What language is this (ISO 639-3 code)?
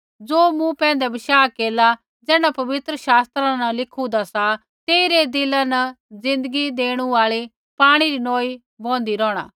kfx